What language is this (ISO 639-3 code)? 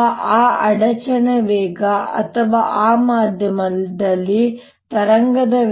kan